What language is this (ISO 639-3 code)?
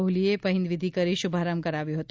guj